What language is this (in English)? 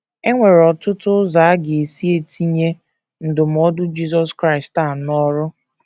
Igbo